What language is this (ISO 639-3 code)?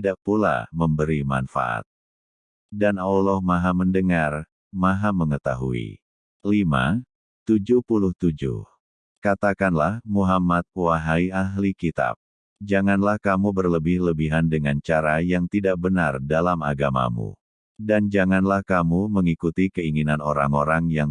ind